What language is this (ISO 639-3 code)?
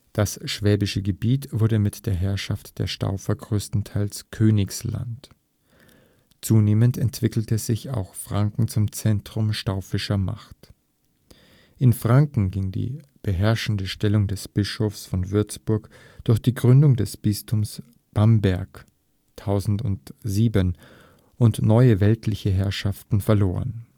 deu